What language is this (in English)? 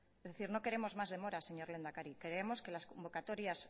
Spanish